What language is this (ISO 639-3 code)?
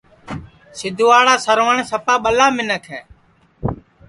ssi